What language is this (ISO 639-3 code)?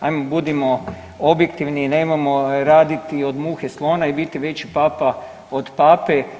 hrv